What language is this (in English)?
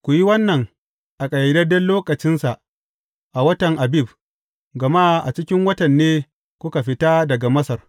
Hausa